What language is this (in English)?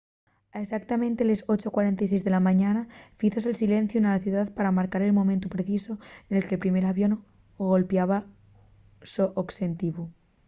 Asturian